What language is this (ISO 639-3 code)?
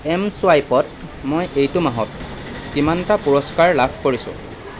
asm